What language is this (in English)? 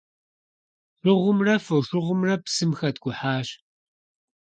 Kabardian